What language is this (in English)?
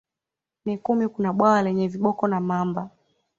Swahili